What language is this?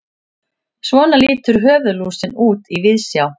Icelandic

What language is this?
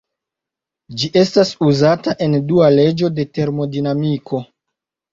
Esperanto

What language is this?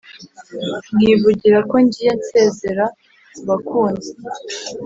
Kinyarwanda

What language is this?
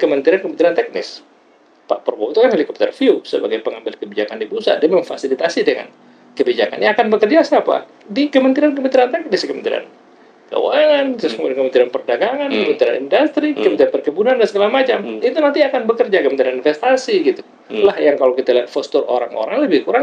Indonesian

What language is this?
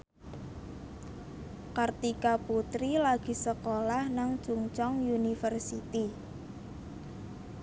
Javanese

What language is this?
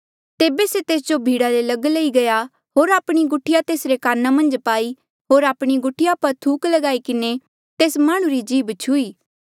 Mandeali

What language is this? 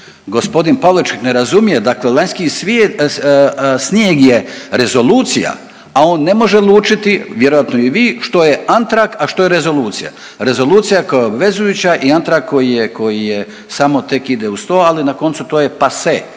Croatian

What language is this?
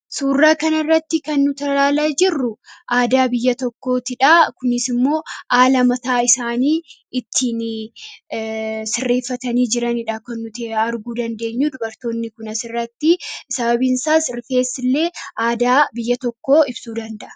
Oromo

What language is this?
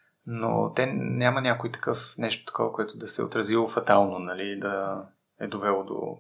Bulgarian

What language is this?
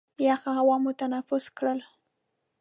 Pashto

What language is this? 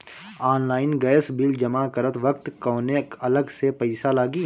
Bhojpuri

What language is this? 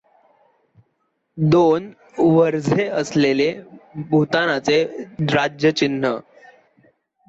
Marathi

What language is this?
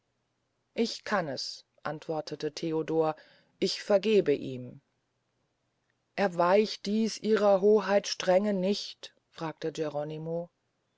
German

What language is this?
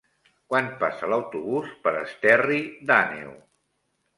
Catalan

